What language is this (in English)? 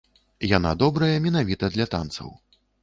Belarusian